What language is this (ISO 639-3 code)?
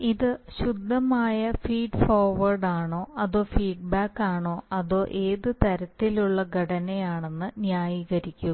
mal